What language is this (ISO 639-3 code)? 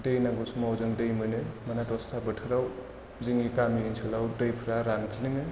brx